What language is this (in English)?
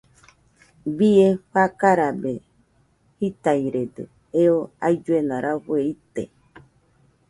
Nüpode Huitoto